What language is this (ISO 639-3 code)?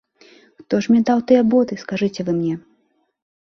bel